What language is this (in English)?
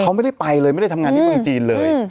Thai